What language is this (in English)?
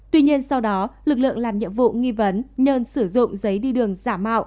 Vietnamese